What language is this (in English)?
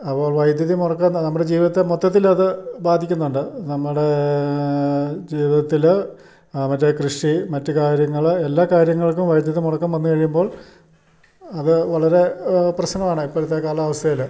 Malayalam